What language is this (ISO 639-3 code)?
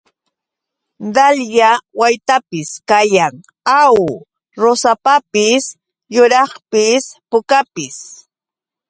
qux